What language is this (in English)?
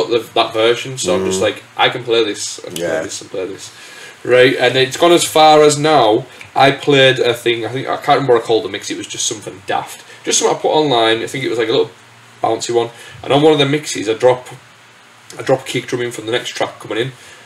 English